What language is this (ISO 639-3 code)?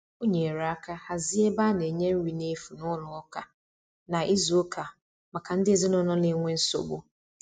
ibo